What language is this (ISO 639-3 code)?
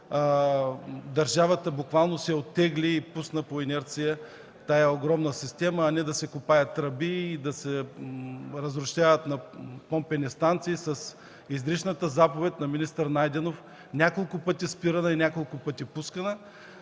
bul